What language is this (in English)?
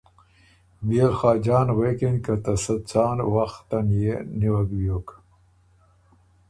Ormuri